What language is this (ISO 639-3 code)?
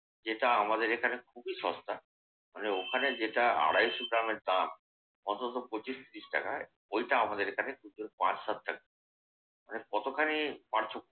ben